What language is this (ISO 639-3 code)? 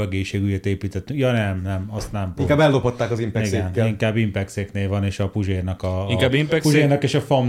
hun